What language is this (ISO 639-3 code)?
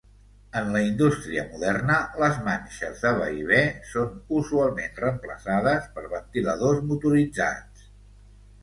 cat